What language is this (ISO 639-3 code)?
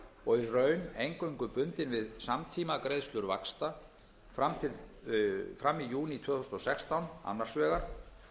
isl